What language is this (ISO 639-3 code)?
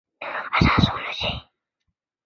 zho